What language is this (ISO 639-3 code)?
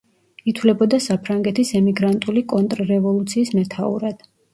kat